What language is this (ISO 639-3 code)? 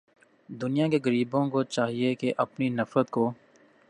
urd